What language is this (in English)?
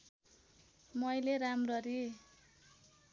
Nepali